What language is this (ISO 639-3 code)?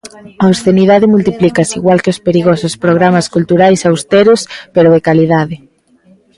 glg